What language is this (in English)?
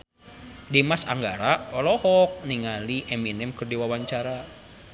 Sundanese